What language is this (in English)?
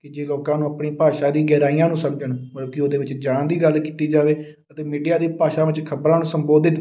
Punjabi